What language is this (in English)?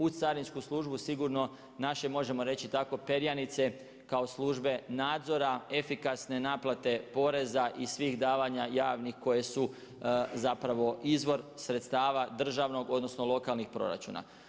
Croatian